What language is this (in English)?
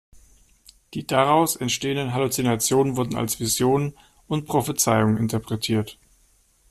German